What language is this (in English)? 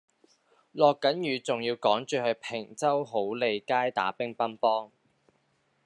Cantonese